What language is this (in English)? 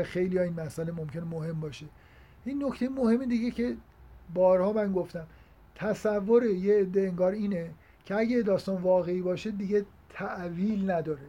Persian